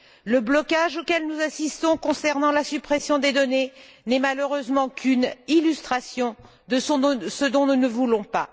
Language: French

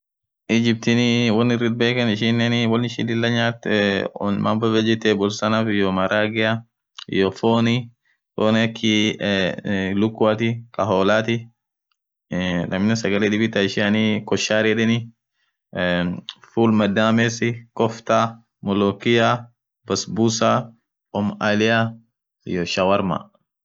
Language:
Orma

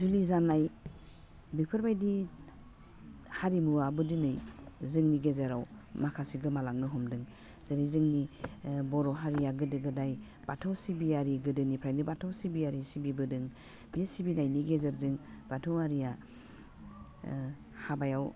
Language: Bodo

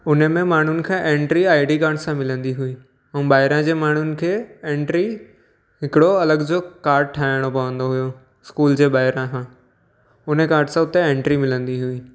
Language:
Sindhi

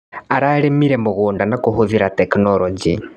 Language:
Kikuyu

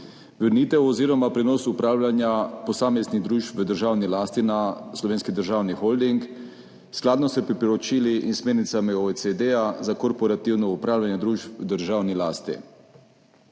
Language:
Slovenian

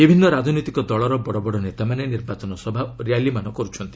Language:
Odia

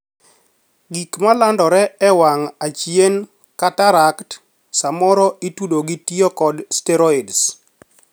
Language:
Luo (Kenya and Tanzania)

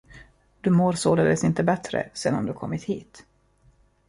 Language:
Swedish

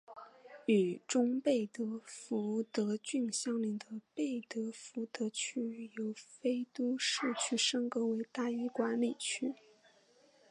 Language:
Chinese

